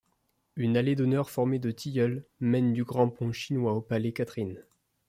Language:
French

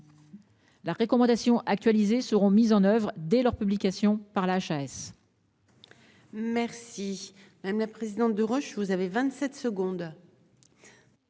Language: French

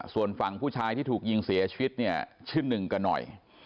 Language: Thai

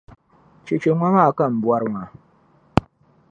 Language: Dagbani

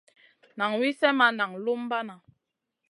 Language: Masana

